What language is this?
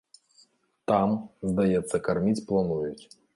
Belarusian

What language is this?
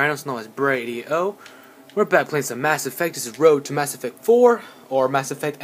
English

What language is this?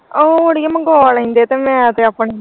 Punjabi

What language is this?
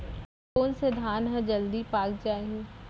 Chhattisgarhi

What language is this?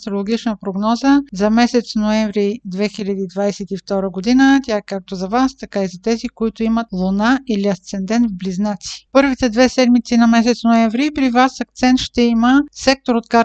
Bulgarian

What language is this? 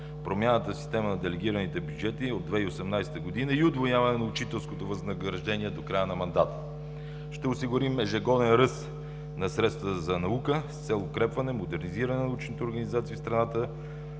Bulgarian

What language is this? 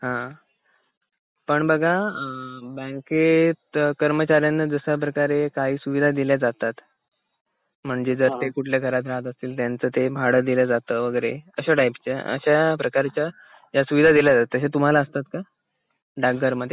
Marathi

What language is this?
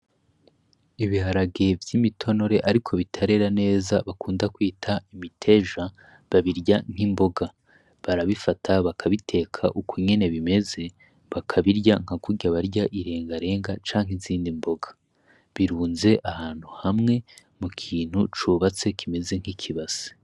Rundi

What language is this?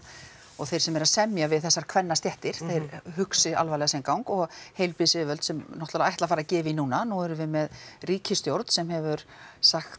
Icelandic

